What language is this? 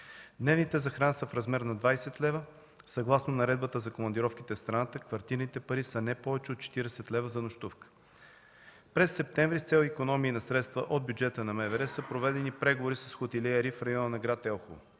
Bulgarian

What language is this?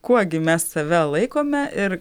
Lithuanian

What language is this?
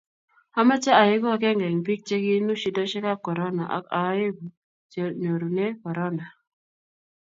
Kalenjin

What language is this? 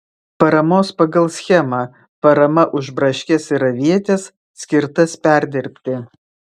Lithuanian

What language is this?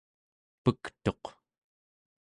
Central Yupik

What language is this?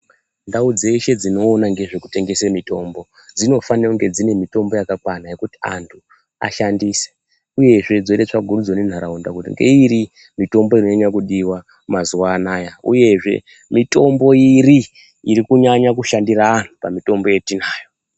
Ndau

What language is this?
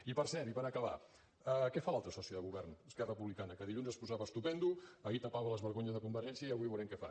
Catalan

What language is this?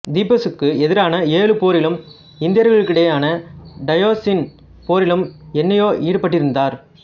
Tamil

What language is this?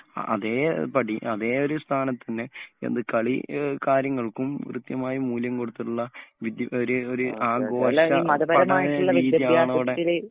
Malayalam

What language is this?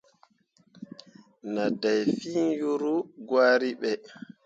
Mundang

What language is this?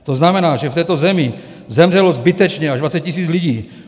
Czech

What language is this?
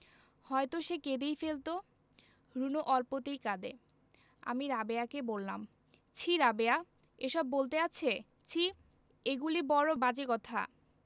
Bangla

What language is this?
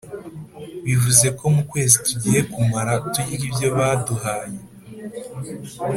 Kinyarwanda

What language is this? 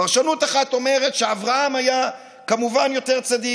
Hebrew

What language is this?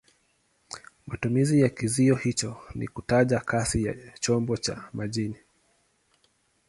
Swahili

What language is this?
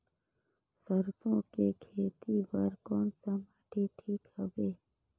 Chhattisgarhi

